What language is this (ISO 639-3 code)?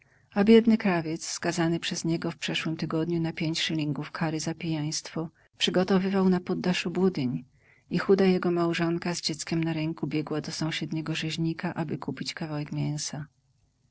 pol